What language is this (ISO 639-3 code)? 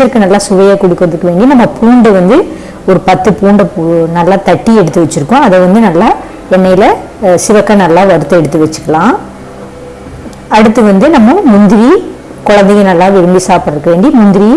ind